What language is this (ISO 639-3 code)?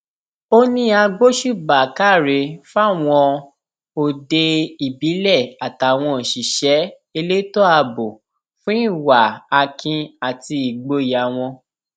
yor